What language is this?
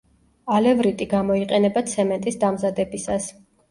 Georgian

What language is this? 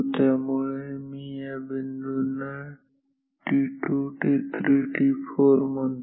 Marathi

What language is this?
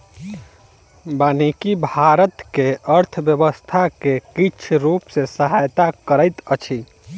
Maithili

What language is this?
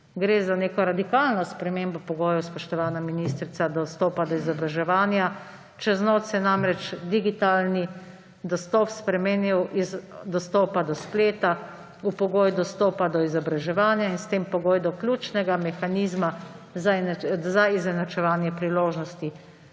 Slovenian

